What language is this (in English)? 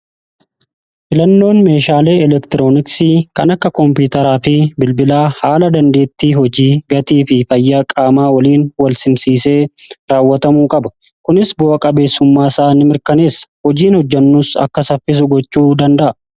Oromo